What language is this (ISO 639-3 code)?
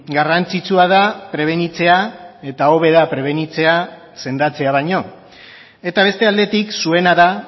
eus